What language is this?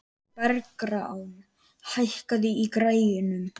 Icelandic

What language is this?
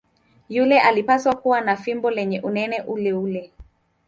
Swahili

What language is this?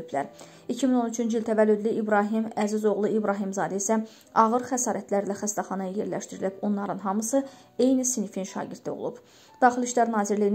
Turkish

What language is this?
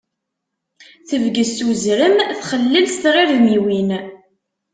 Kabyle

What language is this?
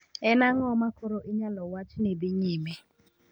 Luo (Kenya and Tanzania)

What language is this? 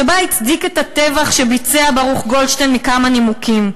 Hebrew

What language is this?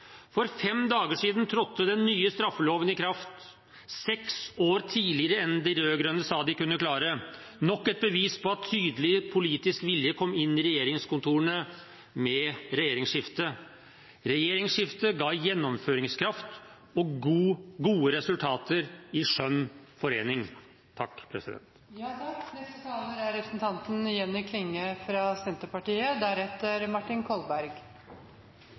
Norwegian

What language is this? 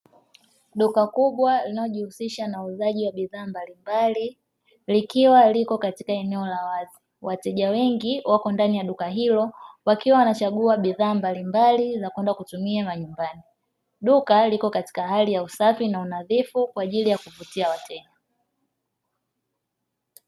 Swahili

